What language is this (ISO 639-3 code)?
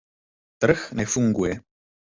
ces